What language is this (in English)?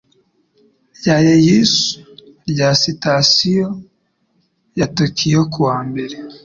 Kinyarwanda